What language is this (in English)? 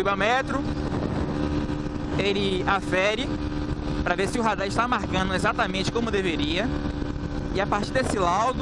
Portuguese